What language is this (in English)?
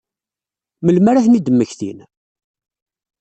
Kabyle